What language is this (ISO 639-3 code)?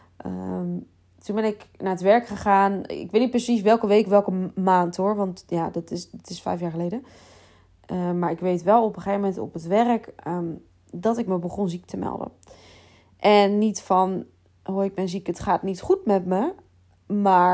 nld